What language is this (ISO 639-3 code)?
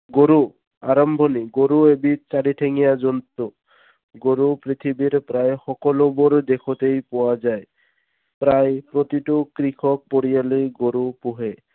asm